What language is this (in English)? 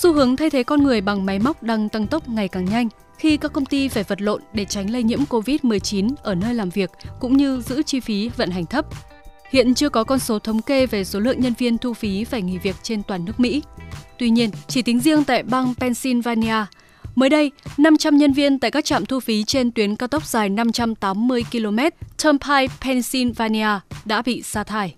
Vietnamese